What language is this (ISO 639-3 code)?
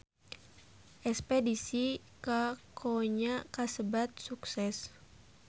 sun